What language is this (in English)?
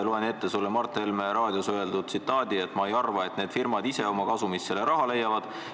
Estonian